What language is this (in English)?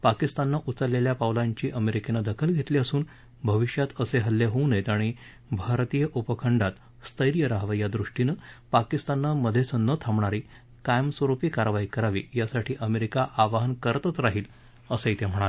Marathi